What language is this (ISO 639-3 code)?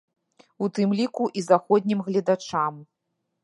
bel